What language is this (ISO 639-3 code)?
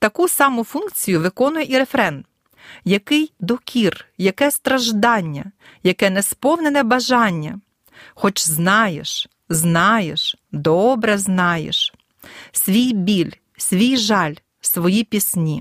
ukr